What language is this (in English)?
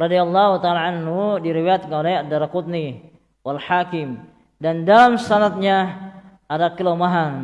Indonesian